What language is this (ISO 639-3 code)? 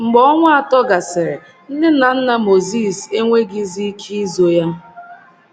ibo